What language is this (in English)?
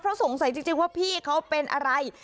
Thai